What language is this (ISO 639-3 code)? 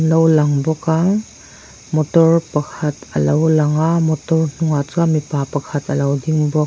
lus